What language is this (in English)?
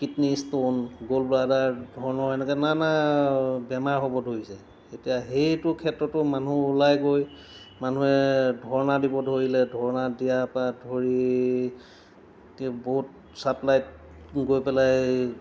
Assamese